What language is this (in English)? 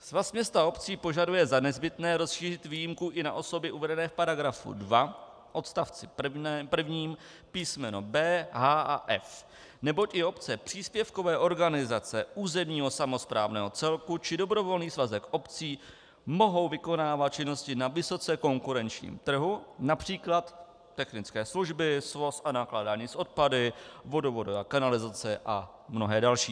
Czech